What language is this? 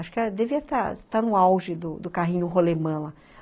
Portuguese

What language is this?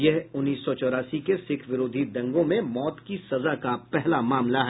Hindi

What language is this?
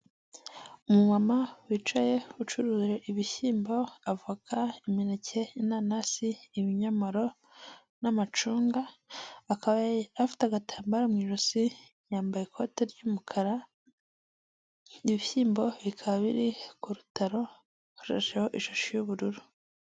Kinyarwanda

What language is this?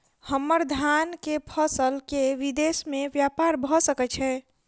Maithili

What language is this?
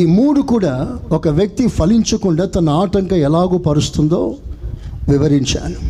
Telugu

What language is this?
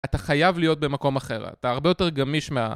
Hebrew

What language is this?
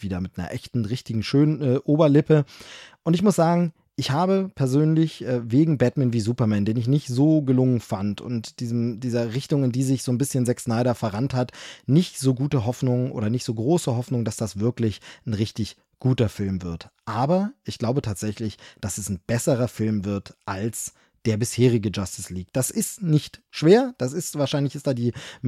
German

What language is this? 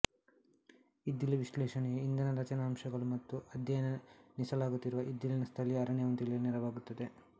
Kannada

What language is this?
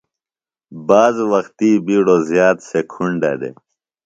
Phalura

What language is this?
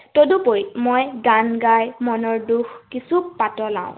Assamese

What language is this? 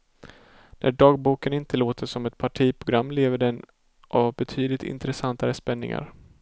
Swedish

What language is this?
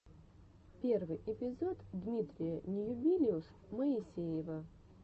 Russian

